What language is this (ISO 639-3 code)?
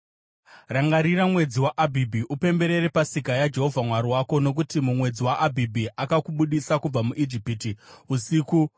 sna